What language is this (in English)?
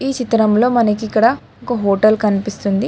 Telugu